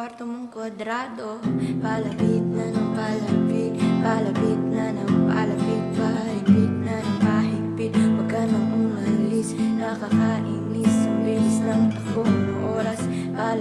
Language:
Indonesian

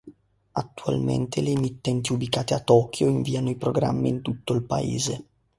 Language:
Italian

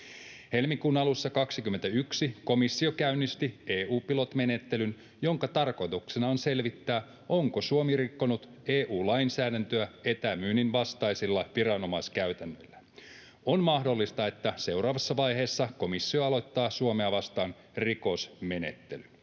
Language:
Finnish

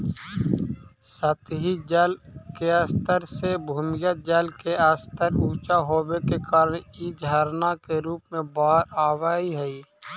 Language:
Magahi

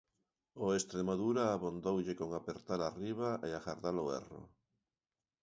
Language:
Galician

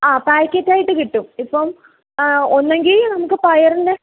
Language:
Malayalam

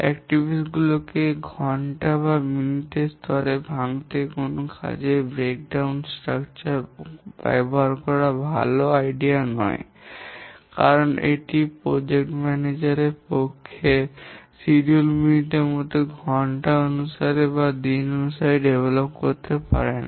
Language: Bangla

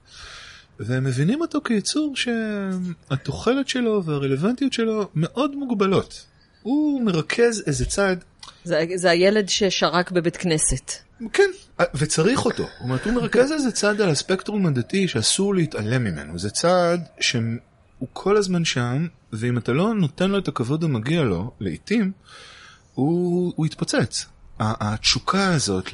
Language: Hebrew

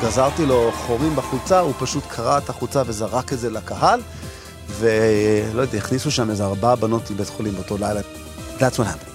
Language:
Hebrew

